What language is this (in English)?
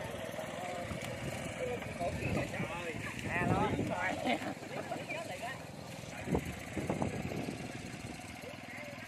Vietnamese